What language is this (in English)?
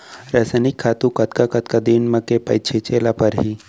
Chhattisgarhi